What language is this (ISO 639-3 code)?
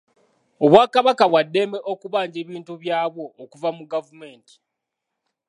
lug